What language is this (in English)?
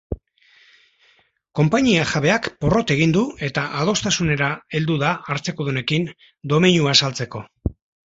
Basque